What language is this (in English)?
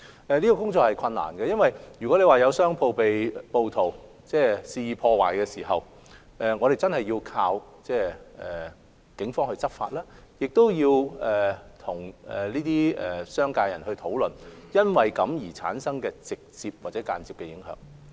Cantonese